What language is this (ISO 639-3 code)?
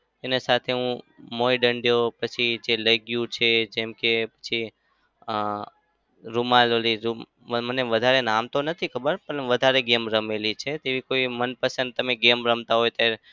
guj